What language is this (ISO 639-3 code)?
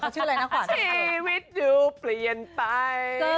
tha